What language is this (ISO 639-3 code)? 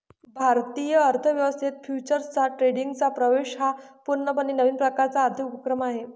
mar